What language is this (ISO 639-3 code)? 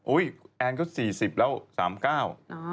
tha